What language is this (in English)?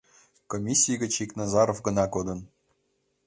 Mari